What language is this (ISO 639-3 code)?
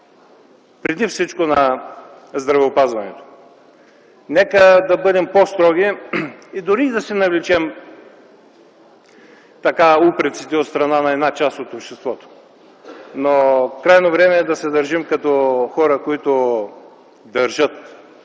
bul